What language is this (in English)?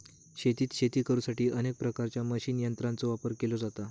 Marathi